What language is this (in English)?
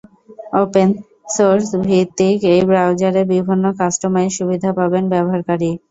Bangla